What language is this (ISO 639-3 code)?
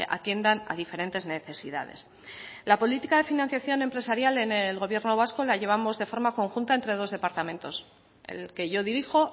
spa